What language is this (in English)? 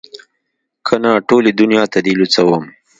Pashto